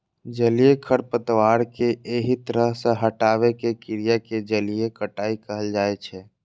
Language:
Maithili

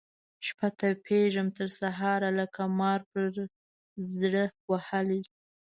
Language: Pashto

